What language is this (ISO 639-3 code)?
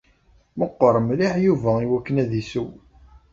kab